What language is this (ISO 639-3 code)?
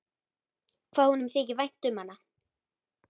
isl